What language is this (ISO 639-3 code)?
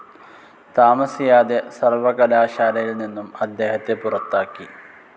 mal